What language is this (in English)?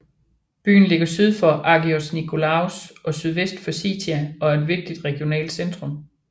Danish